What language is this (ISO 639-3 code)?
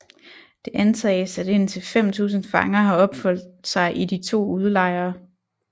dan